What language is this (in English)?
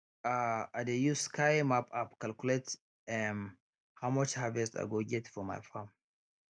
Nigerian Pidgin